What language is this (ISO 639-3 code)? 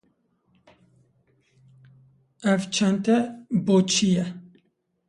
kur